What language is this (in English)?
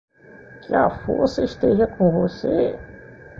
Portuguese